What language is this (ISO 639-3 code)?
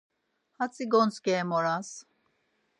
lzz